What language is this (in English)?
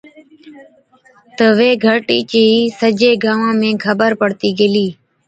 Od